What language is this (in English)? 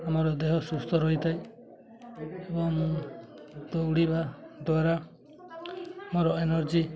Odia